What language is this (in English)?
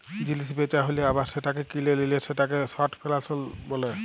Bangla